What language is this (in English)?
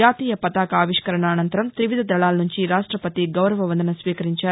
Telugu